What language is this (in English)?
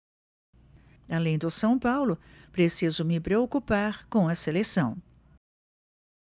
Portuguese